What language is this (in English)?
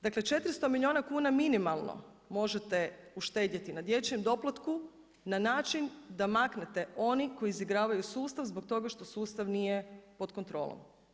Croatian